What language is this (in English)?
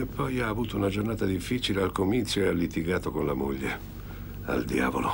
Italian